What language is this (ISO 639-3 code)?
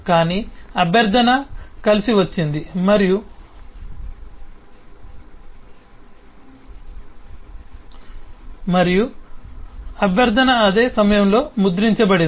tel